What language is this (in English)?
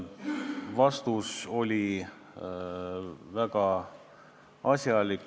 Estonian